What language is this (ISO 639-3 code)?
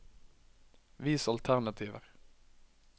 nor